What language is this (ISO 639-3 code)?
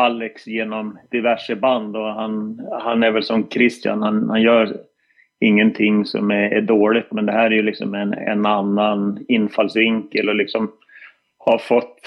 swe